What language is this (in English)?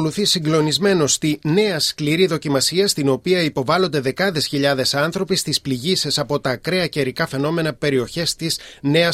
Greek